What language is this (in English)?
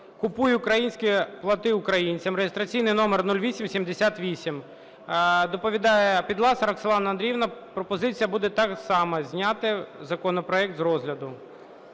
Ukrainian